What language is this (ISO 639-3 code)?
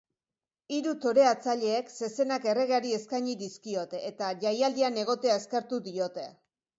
eus